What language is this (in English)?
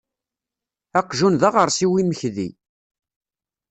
Kabyle